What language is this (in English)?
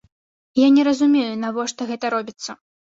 Belarusian